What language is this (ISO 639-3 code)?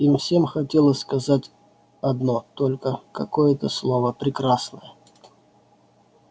rus